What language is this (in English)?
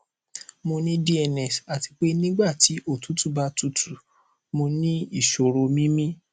Yoruba